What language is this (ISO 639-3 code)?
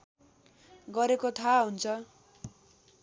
nep